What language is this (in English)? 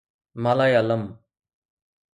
Sindhi